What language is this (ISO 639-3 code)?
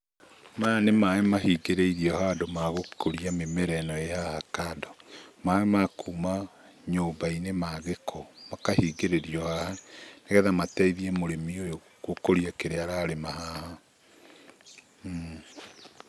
kik